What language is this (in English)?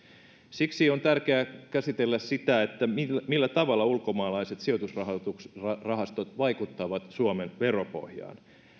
Finnish